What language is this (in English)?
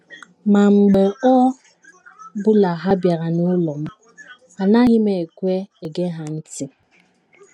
Igbo